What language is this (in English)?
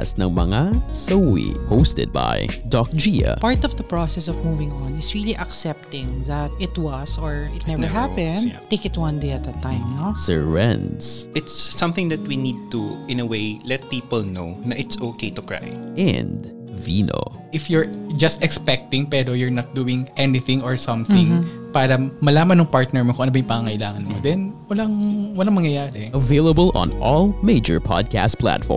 Filipino